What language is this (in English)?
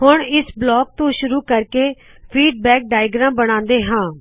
Punjabi